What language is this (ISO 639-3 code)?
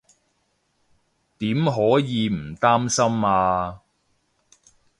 yue